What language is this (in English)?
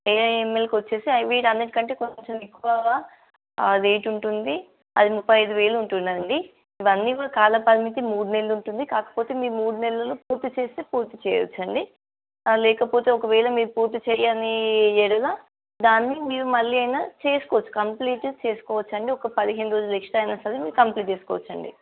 Telugu